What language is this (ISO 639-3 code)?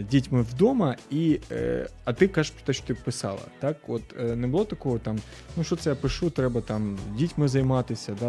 ukr